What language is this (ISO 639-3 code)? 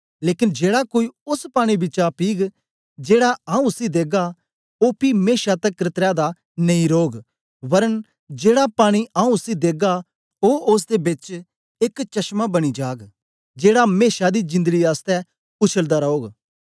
doi